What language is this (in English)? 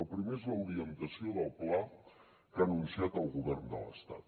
Catalan